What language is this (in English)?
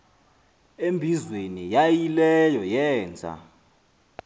Xhosa